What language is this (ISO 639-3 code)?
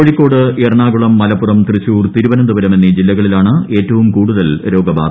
mal